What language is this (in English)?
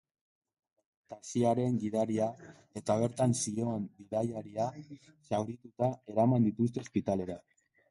Basque